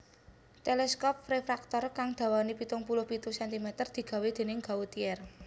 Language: Javanese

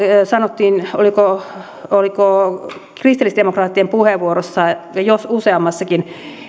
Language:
Finnish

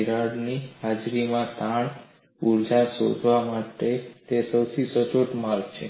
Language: Gujarati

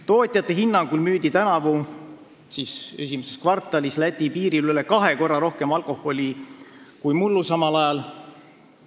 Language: Estonian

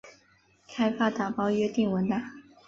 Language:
Chinese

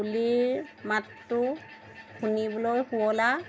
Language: Assamese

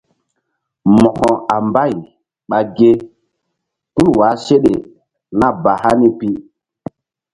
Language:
Mbum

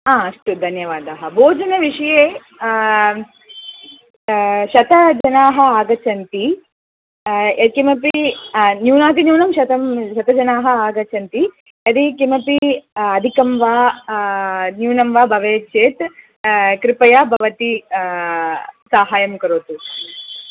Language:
Sanskrit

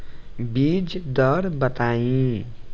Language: Bhojpuri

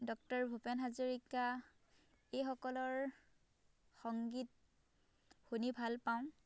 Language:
Assamese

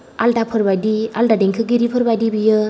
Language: Bodo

